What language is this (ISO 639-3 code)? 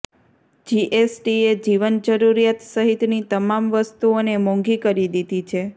guj